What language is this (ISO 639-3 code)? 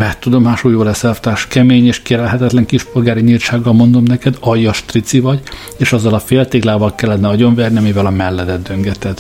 hun